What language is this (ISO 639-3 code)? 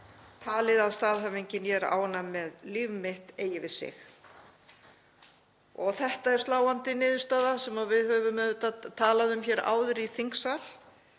isl